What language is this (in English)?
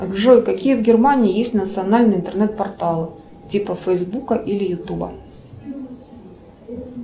Russian